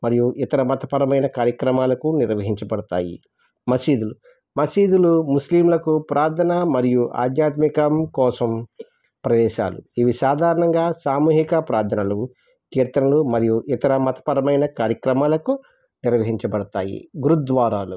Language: Telugu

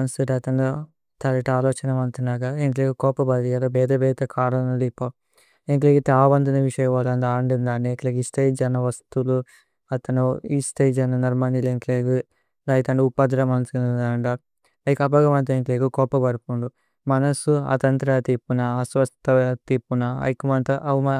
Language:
Tulu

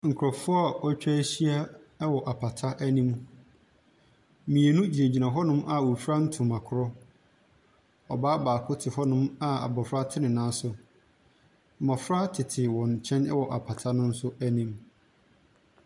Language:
Akan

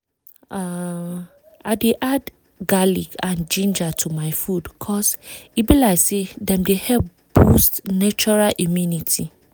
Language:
Nigerian Pidgin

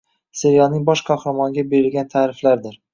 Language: Uzbek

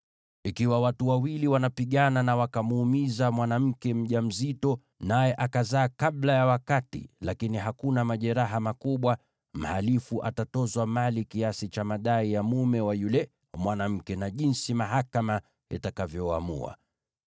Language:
Swahili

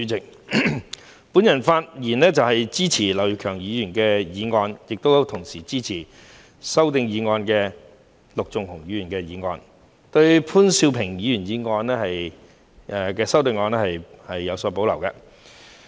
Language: Cantonese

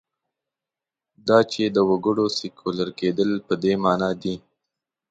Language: Pashto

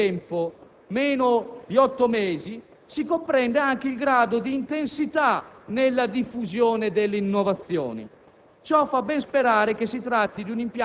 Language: Italian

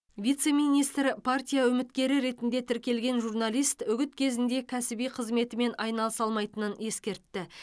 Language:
Kazakh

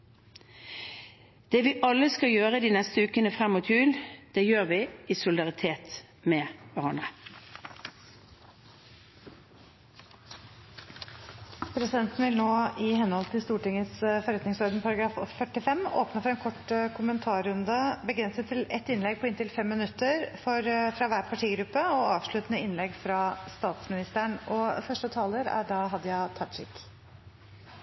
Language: Norwegian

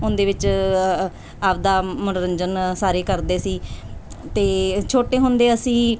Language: Punjabi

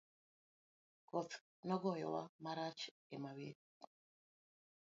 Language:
Luo (Kenya and Tanzania)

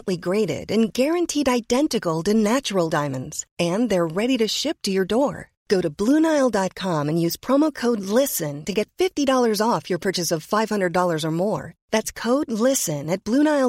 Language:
Swedish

